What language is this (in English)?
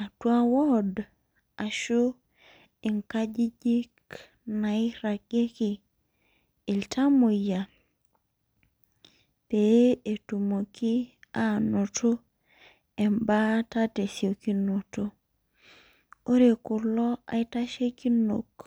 Masai